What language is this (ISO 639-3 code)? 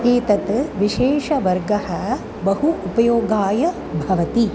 san